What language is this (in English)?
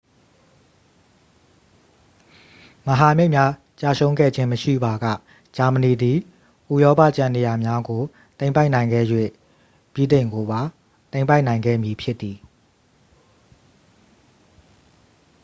Burmese